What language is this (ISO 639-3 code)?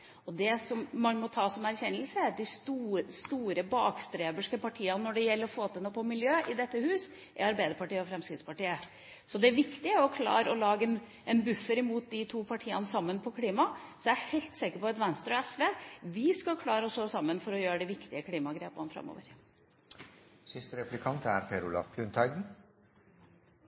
nob